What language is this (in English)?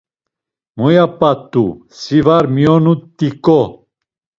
Laz